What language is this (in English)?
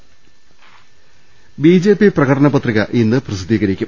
Malayalam